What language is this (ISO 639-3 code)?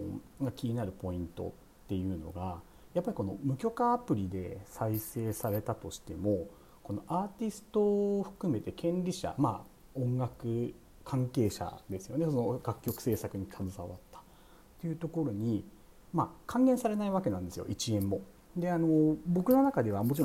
jpn